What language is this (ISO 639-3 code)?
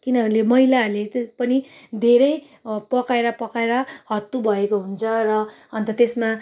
nep